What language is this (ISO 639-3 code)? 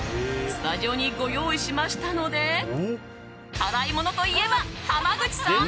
jpn